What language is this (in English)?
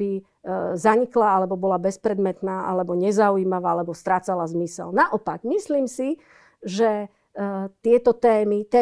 Slovak